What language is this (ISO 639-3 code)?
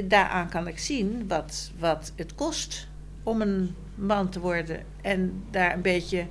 nld